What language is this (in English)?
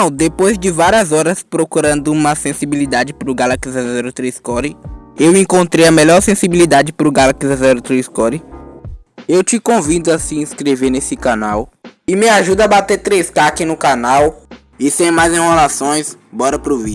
Portuguese